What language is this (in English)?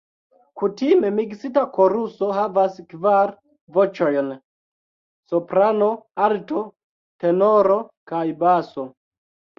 Esperanto